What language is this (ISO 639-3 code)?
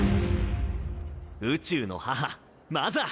jpn